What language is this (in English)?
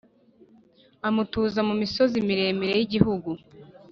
Kinyarwanda